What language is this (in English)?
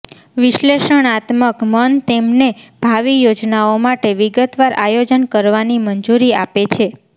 Gujarati